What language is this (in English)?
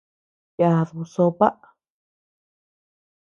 Tepeuxila Cuicatec